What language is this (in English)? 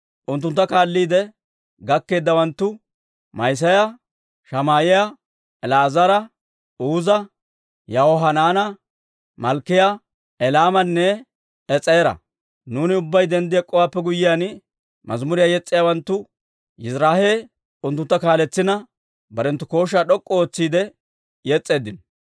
Dawro